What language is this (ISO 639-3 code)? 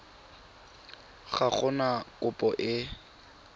tsn